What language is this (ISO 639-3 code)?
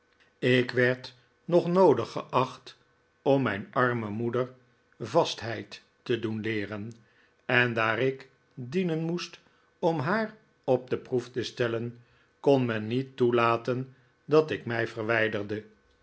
nld